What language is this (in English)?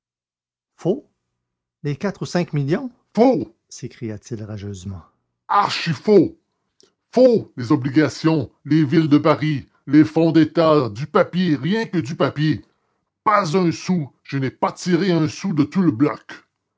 French